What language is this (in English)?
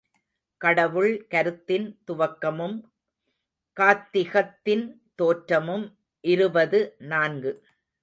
Tamil